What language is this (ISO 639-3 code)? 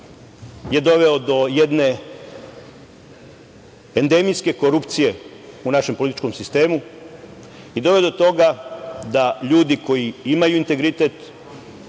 srp